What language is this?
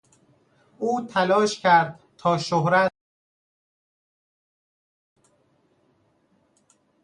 Persian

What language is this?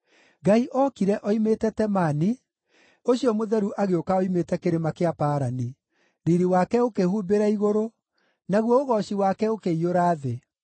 Kikuyu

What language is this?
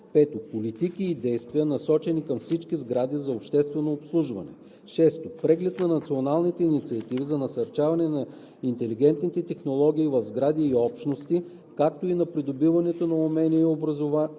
Bulgarian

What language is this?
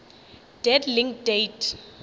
Northern Sotho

